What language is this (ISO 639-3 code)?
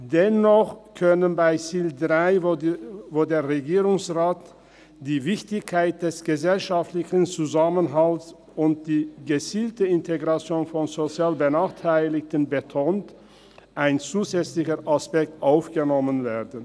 gsw